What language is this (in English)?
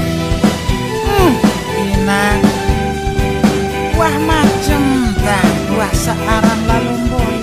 Indonesian